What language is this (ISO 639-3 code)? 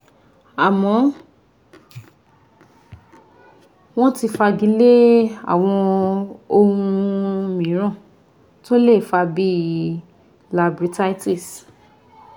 yor